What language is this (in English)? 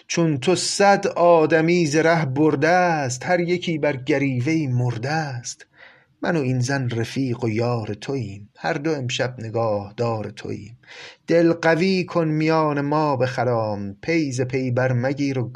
Persian